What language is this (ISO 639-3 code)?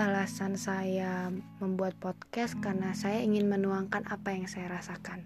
ind